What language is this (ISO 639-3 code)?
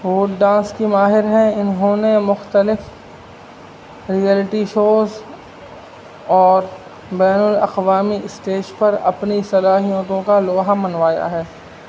urd